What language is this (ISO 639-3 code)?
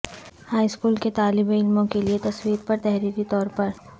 urd